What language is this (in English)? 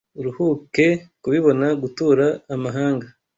Kinyarwanda